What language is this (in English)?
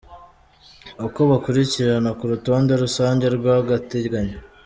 Kinyarwanda